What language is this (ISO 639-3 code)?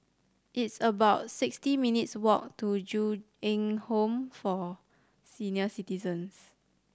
eng